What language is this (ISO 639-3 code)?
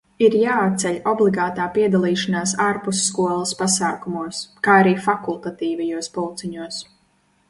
lav